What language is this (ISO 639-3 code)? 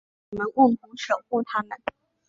zho